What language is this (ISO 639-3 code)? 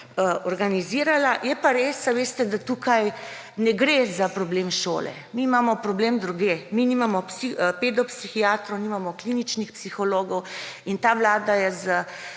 slv